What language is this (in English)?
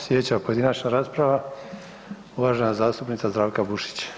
Croatian